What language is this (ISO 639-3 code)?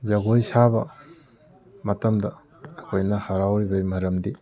mni